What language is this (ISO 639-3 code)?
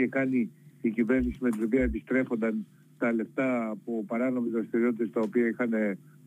ell